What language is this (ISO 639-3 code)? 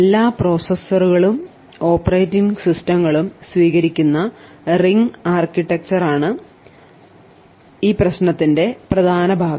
mal